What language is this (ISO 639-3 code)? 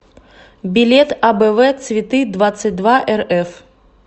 rus